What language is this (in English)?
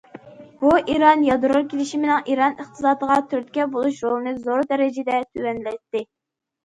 Uyghur